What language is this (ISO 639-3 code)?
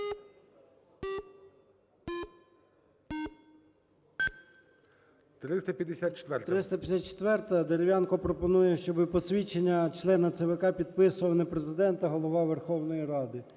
ukr